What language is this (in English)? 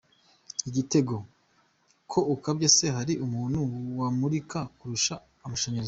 Kinyarwanda